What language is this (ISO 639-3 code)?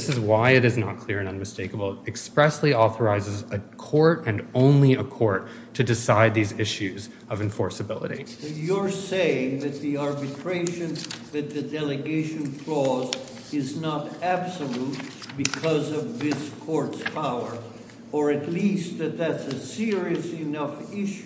eng